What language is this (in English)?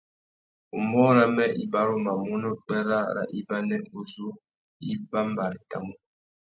Tuki